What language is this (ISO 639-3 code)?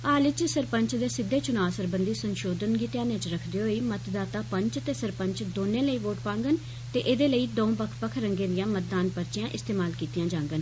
doi